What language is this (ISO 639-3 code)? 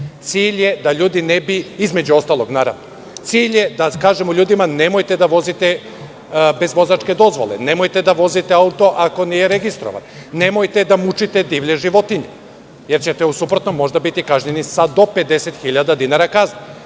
srp